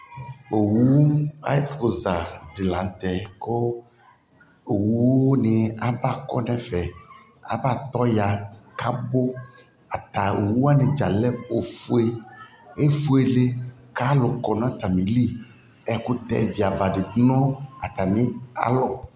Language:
Ikposo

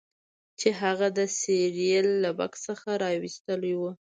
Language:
Pashto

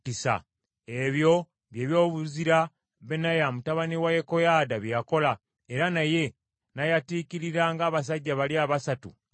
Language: Ganda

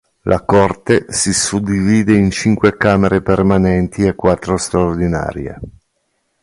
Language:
Italian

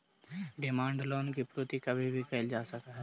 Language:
Magahi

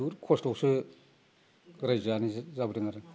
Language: Bodo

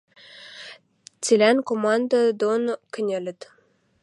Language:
Western Mari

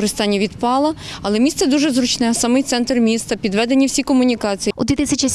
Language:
Ukrainian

